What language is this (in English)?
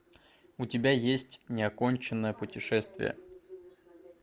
Russian